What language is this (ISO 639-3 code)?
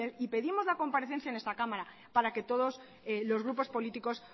spa